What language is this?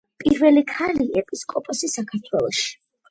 Georgian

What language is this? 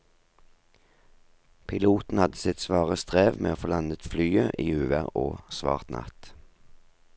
Norwegian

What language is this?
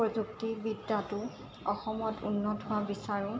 Assamese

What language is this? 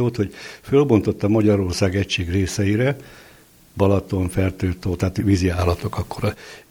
Hungarian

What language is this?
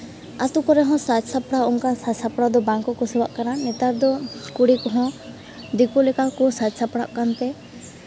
Santali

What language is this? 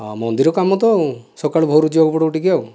Odia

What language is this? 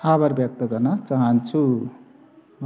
Nepali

